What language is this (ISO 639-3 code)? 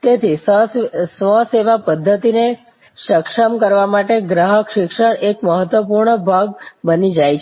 guj